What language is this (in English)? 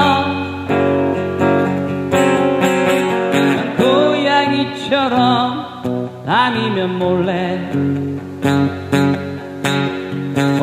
Korean